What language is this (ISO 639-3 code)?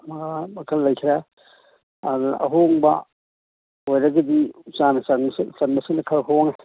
mni